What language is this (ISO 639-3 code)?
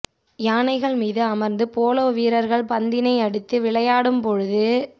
tam